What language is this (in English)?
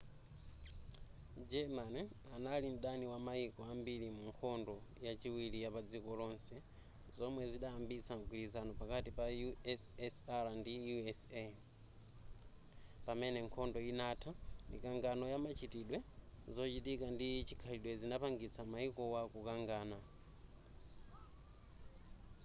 Nyanja